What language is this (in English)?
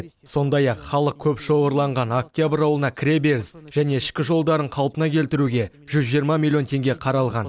Kazakh